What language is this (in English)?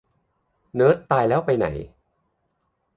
Thai